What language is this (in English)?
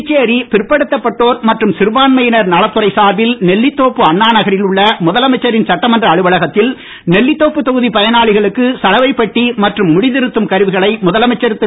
Tamil